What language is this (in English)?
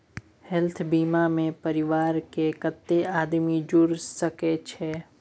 Maithili